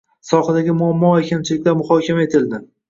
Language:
Uzbek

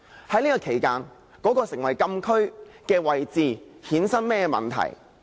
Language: Cantonese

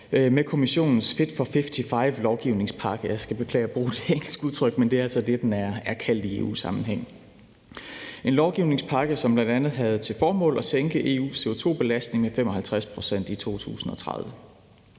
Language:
Danish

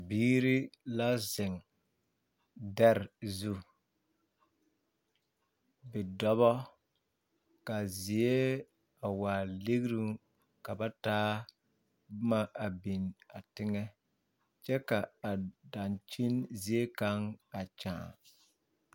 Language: Southern Dagaare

